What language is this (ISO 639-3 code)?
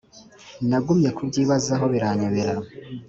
kin